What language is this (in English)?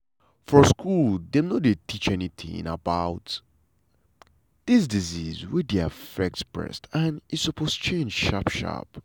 Nigerian Pidgin